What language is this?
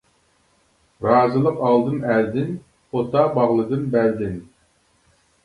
Uyghur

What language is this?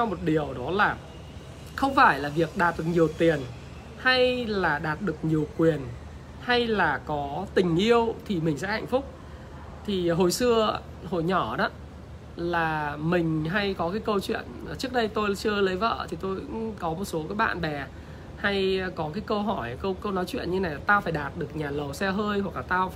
Vietnamese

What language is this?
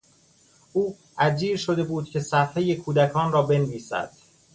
Persian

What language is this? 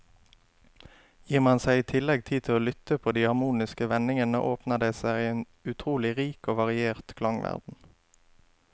Norwegian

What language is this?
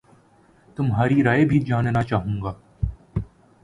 Urdu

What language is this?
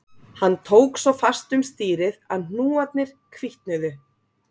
Icelandic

